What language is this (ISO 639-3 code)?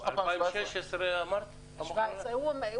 heb